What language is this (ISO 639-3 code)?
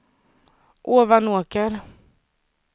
swe